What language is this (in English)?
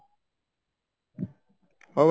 Odia